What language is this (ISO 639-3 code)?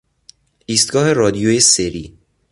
fas